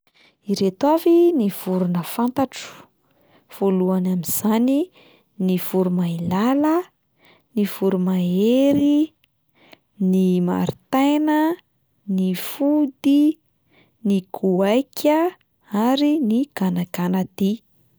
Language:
Malagasy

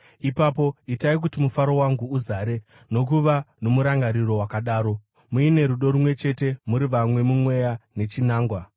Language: Shona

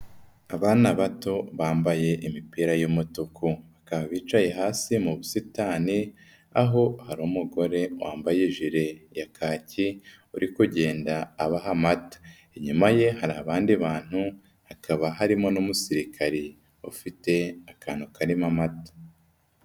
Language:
Kinyarwanda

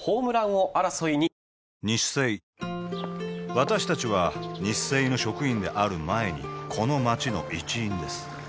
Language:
Japanese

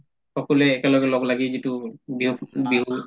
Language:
Assamese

